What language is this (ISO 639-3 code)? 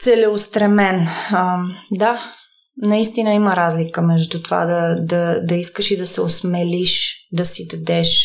bul